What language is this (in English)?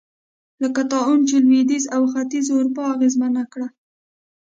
Pashto